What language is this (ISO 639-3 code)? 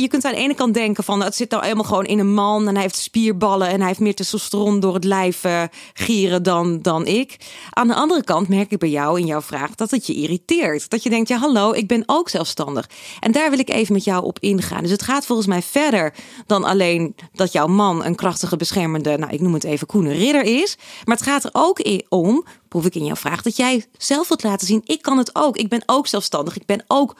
nld